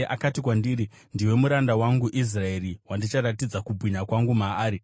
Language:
Shona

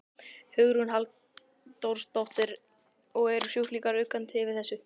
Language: Icelandic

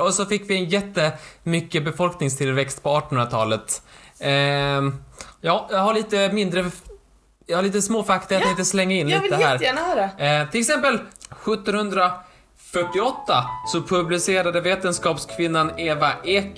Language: Swedish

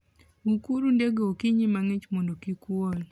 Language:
Luo (Kenya and Tanzania)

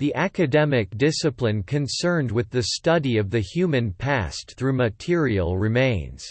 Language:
English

